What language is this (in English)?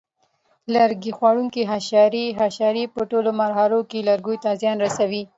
Pashto